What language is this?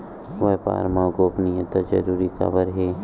Chhattisgarhi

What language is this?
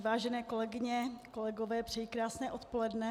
Czech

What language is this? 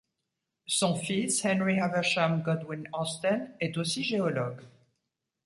French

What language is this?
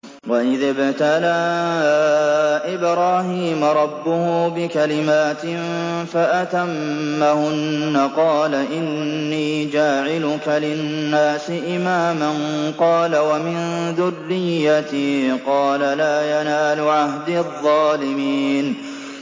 Arabic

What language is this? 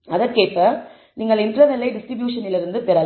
Tamil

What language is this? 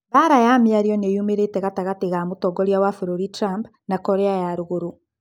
Kikuyu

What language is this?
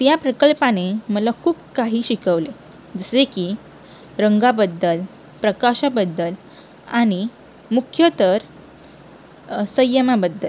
Marathi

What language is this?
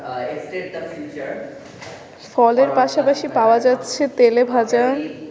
Bangla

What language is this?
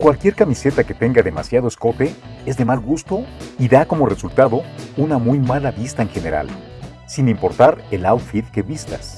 Spanish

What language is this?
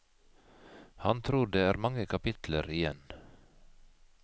Norwegian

